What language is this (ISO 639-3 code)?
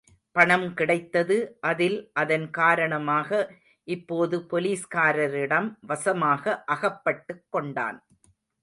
tam